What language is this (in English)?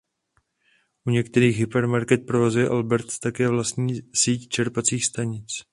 Czech